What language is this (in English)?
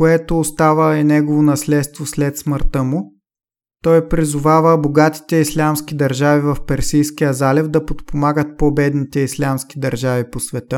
Bulgarian